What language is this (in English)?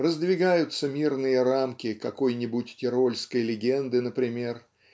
Russian